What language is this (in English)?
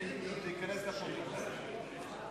Hebrew